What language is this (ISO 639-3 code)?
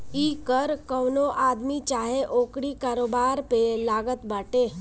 bho